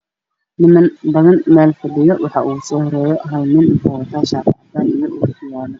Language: Somali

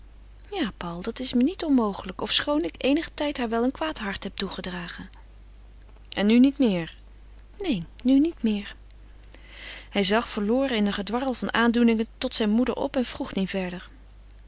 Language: Dutch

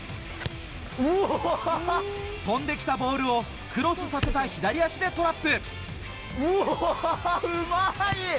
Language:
Japanese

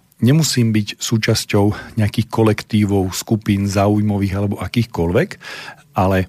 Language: Slovak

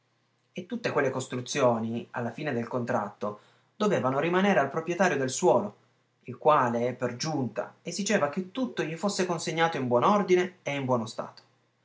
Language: Italian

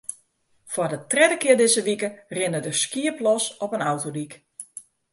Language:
Western Frisian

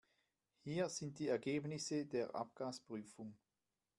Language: German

